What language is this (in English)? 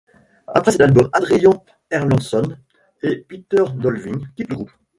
French